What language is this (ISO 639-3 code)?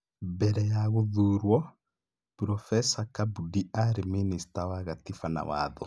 kik